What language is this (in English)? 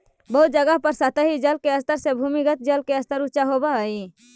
Magahi